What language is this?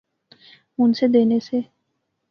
Pahari-Potwari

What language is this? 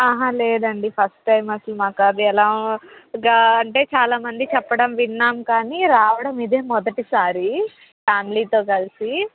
Telugu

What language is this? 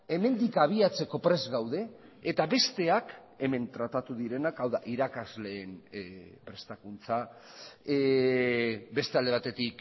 Basque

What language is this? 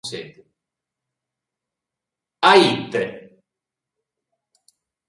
Sardinian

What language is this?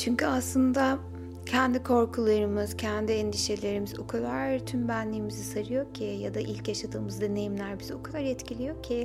Turkish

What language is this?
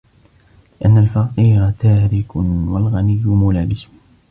Arabic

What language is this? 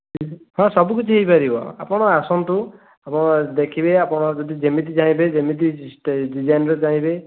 Odia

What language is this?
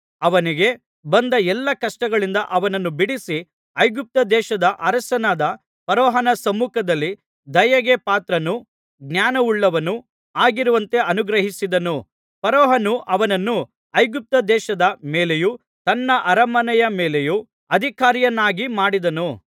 Kannada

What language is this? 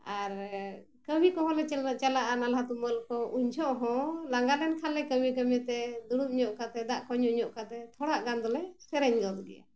Santali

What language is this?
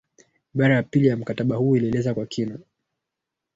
Swahili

